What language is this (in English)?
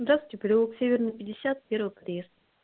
Russian